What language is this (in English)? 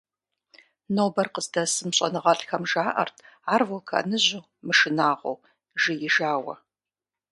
Kabardian